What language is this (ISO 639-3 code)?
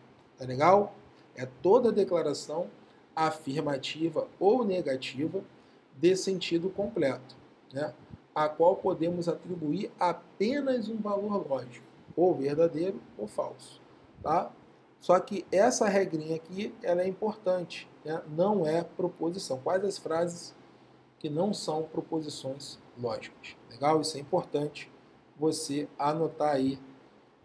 por